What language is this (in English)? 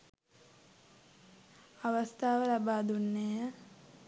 Sinhala